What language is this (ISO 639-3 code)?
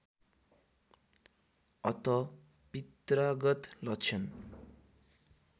nep